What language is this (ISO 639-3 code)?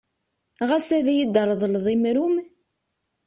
kab